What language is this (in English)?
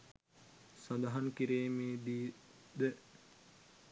Sinhala